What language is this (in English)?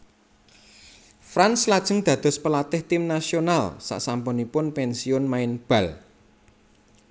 Javanese